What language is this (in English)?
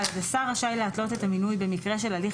Hebrew